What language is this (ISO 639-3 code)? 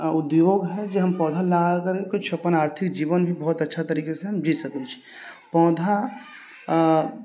mai